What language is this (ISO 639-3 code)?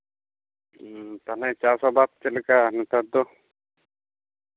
sat